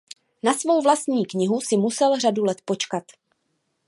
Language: Czech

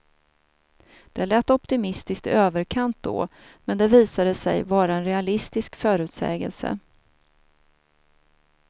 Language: Swedish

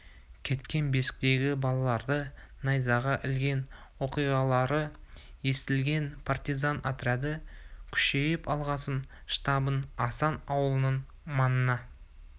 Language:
Kazakh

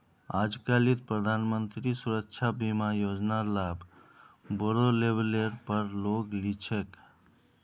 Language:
Magahi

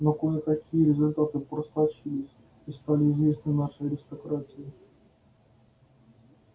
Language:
Russian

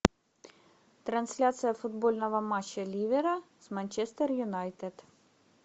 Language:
Russian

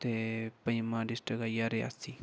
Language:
Dogri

